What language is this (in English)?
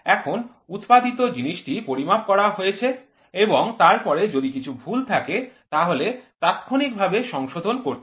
Bangla